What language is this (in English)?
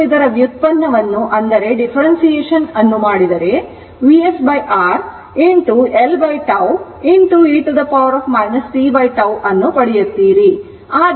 Kannada